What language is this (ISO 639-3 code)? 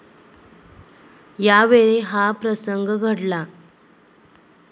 mar